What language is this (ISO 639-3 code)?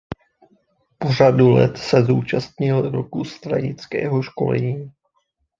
ces